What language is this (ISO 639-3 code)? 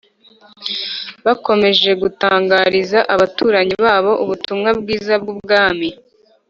kin